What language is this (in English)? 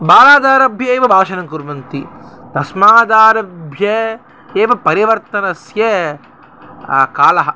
Sanskrit